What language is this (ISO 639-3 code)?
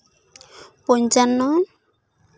sat